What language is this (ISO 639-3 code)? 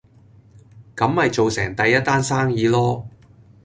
yue